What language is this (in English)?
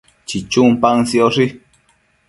Matsés